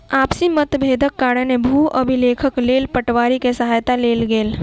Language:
Maithili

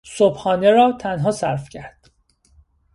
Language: Persian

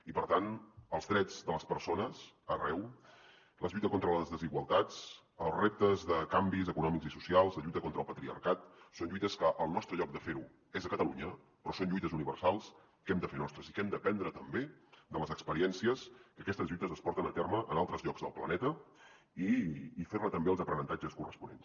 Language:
Catalan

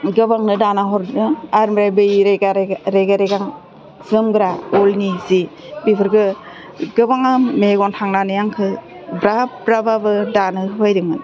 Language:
Bodo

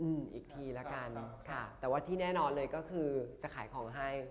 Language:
Thai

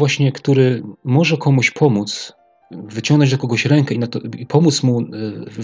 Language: Polish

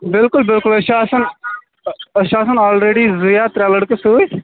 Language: Kashmiri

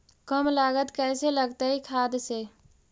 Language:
Magahi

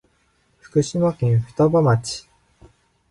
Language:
Japanese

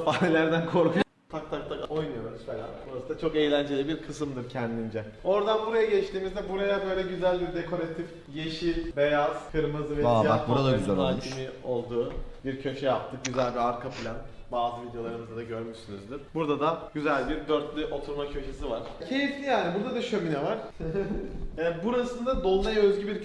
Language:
Turkish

